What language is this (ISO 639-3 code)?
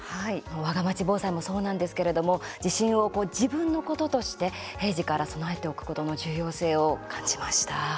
jpn